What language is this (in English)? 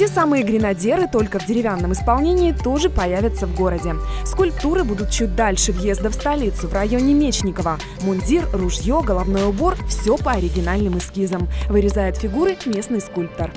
Russian